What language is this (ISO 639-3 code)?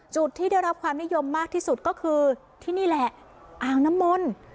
tha